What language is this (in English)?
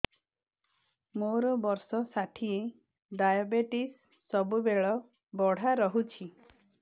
Odia